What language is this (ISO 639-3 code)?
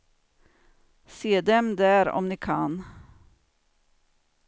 swe